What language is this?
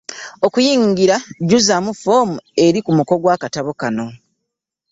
Ganda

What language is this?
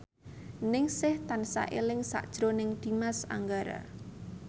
Javanese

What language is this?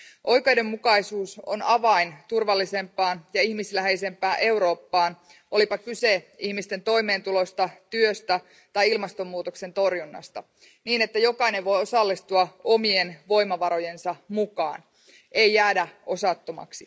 Finnish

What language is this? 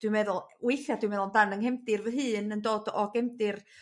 Welsh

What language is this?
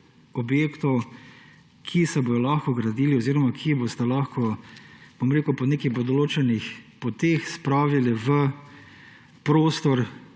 Slovenian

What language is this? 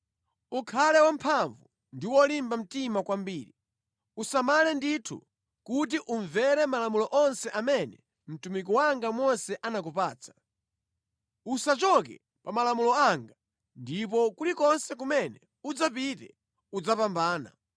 Nyanja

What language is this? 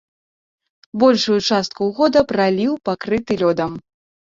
Belarusian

